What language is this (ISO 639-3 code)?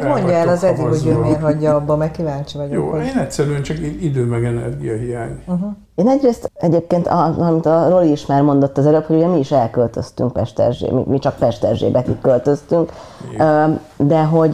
hun